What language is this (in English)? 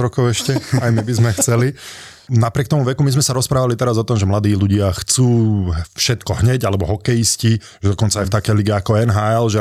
Slovak